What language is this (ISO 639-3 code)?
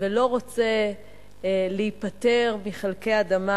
heb